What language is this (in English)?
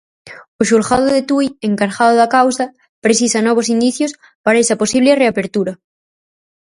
Galician